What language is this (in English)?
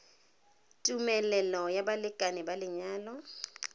Tswana